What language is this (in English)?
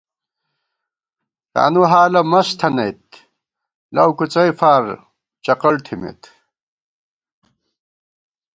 Gawar-Bati